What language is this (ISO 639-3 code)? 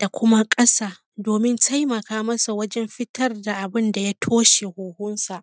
hau